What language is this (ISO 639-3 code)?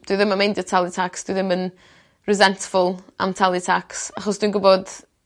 cym